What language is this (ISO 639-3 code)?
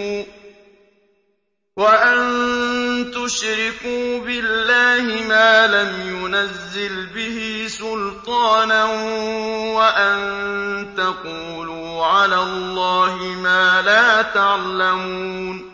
ara